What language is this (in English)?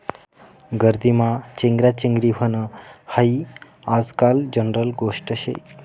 Marathi